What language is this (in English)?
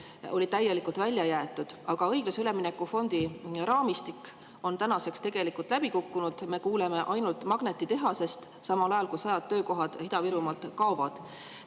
Estonian